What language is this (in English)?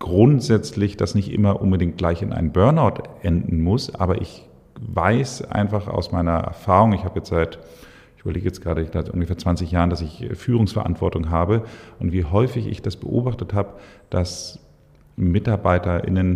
German